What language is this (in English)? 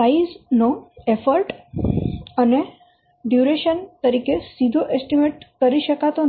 Gujarati